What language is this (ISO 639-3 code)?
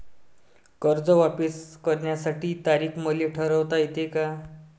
mar